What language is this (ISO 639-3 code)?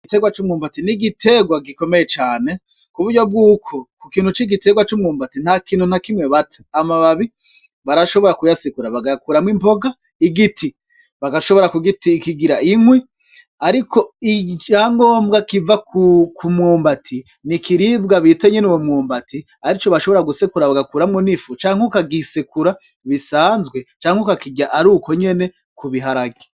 run